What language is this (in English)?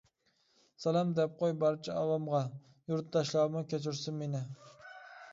Uyghur